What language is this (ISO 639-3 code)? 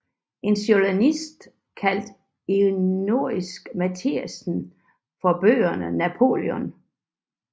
dan